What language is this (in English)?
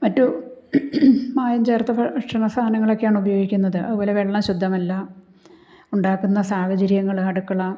Malayalam